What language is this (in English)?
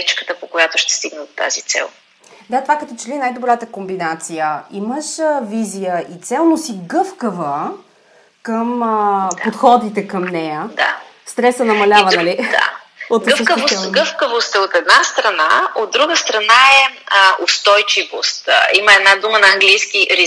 Bulgarian